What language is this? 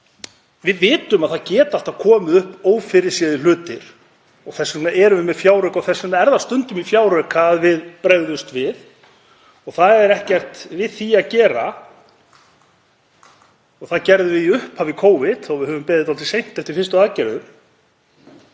Icelandic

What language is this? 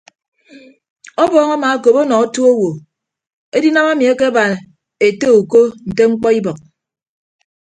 Ibibio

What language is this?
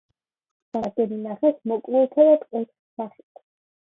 Georgian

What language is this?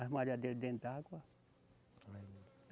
Portuguese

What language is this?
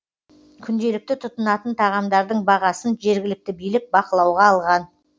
Kazakh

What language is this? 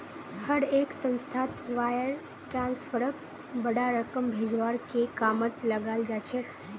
Magahi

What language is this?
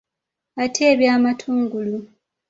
Ganda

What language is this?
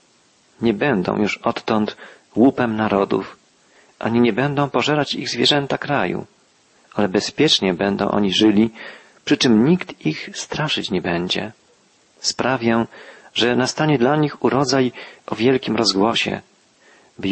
Polish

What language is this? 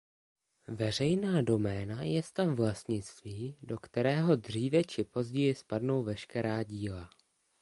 Czech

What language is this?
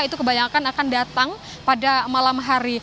Indonesian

